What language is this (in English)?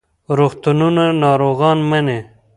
Pashto